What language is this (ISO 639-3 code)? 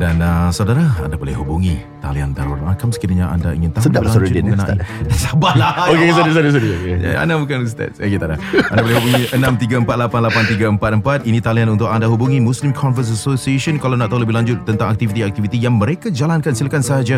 msa